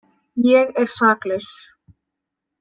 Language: Icelandic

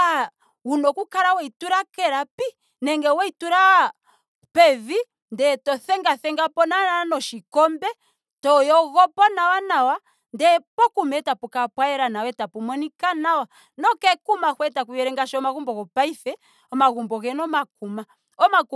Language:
Ndonga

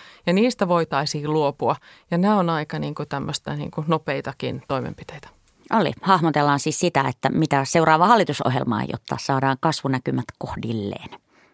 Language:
Finnish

